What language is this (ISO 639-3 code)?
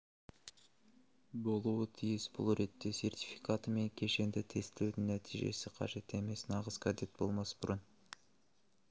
kaz